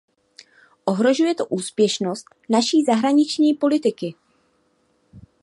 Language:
Czech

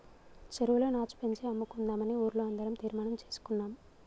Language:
Telugu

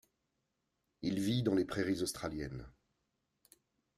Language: French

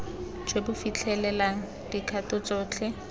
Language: Tswana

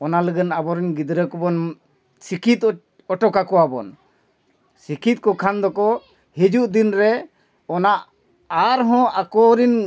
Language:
Santali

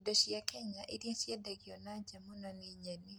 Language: Kikuyu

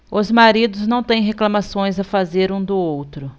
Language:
Portuguese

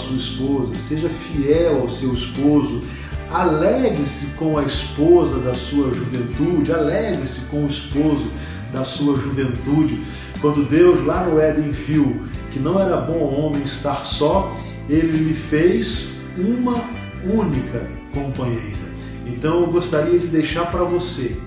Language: Portuguese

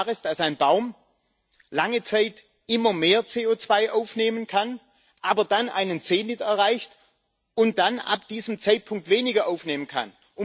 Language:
German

